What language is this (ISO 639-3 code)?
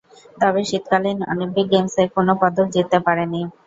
ben